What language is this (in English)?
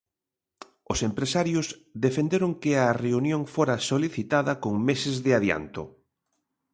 Galician